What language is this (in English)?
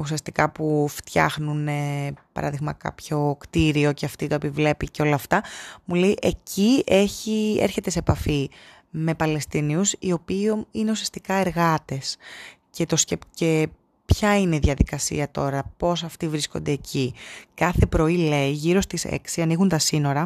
Greek